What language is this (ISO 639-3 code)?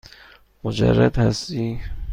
fas